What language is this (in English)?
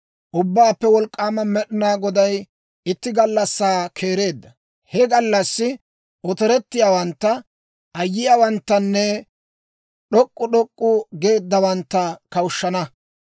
Dawro